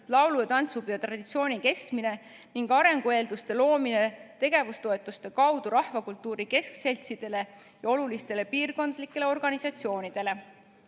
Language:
Estonian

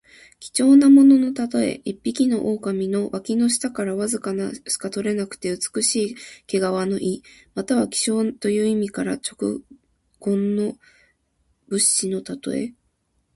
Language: Japanese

